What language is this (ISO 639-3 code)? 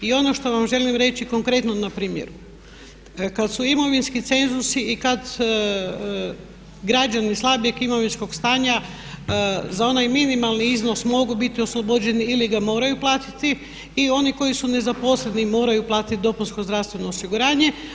hrv